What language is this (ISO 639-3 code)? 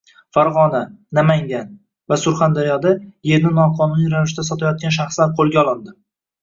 uzb